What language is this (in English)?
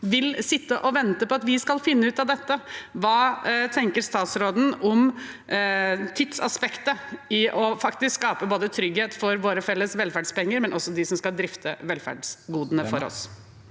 Norwegian